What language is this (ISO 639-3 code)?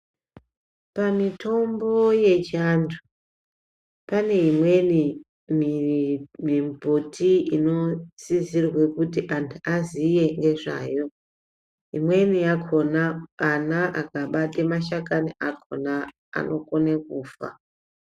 ndc